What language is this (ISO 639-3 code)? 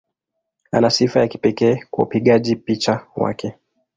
swa